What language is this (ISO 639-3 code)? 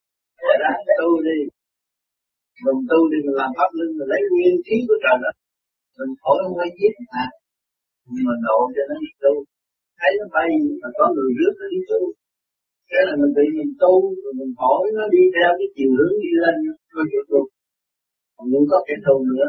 vie